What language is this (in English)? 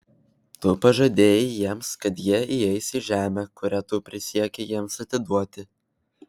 Lithuanian